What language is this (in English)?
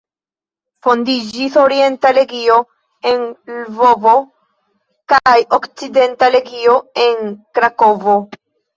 Esperanto